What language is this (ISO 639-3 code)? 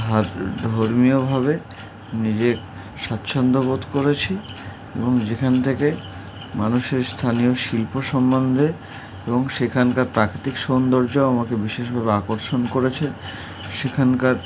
ben